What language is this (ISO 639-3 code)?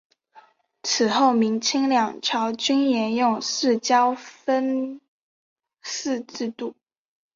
zho